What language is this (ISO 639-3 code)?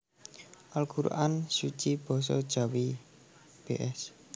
jav